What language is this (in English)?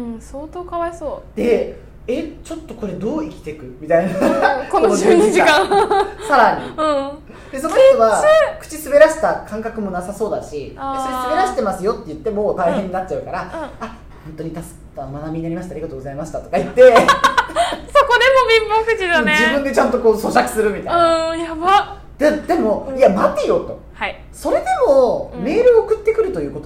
Japanese